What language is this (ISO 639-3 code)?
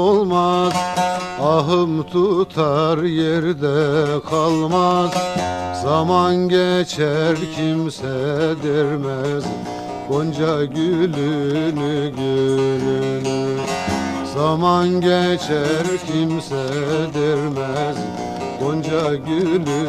tur